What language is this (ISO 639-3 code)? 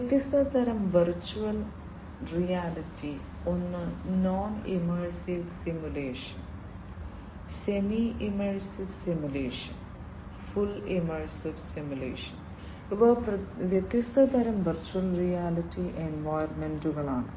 mal